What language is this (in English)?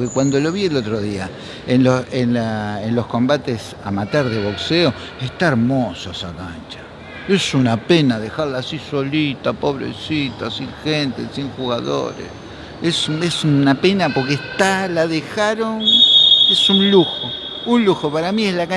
Spanish